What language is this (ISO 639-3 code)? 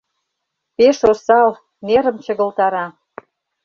chm